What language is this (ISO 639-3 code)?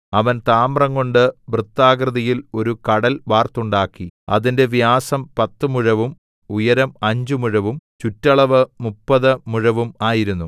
mal